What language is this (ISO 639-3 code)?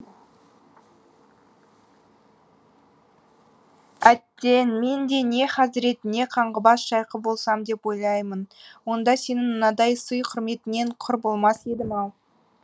kaz